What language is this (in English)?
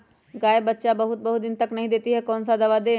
Magahi